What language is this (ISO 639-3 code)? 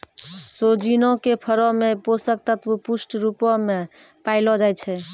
mai